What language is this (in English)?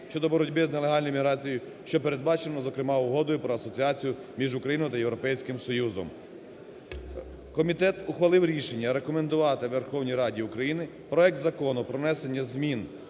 Ukrainian